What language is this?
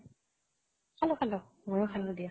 Assamese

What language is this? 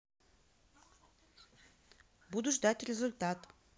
Russian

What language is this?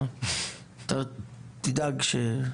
Hebrew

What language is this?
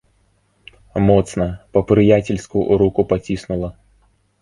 Belarusian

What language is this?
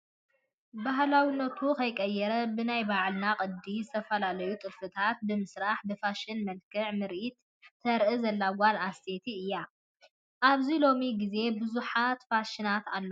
Tigrinya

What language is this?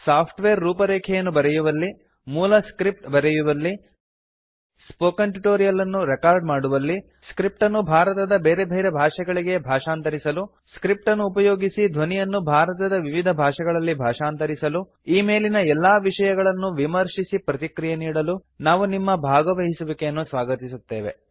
Kannada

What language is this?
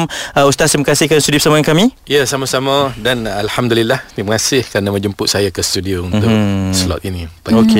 Malay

